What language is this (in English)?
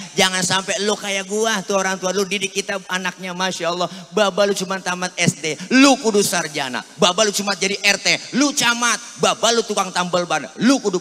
Indonesian